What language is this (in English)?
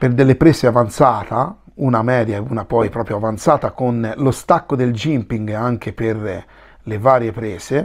Italian